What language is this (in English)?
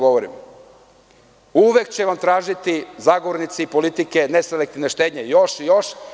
Serbian